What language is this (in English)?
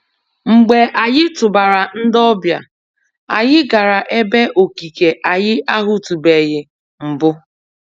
Igbo